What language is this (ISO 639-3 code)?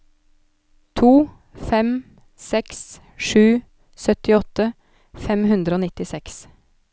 nor